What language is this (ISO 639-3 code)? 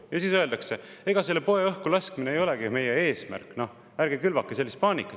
est